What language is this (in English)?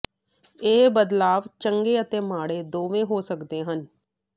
Punjabi